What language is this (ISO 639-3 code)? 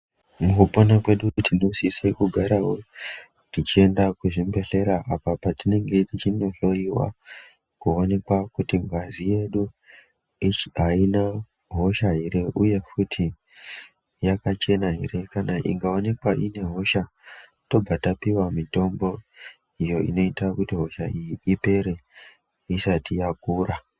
ndc